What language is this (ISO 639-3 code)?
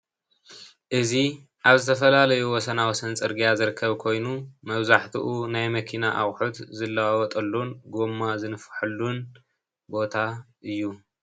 tir